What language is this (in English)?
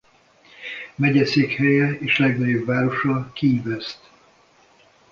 Hungarian